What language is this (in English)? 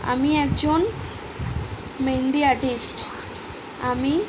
Bangla